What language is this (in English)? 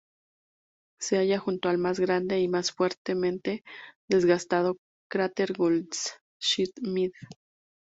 Spanish